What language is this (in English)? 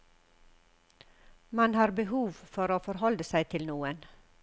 Norwegian